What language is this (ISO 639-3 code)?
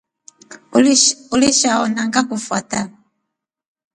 rof